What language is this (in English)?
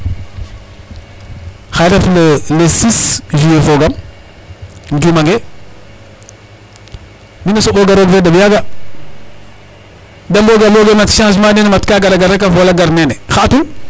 Serer